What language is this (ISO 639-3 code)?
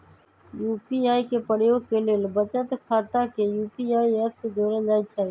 mag